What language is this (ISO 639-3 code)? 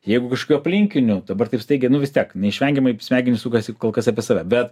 lit